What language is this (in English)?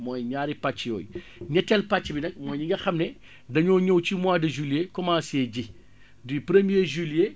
Wolof